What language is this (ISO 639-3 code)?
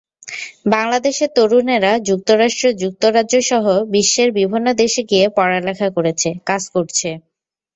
ben